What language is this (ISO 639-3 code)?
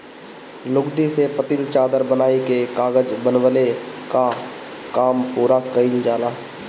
bho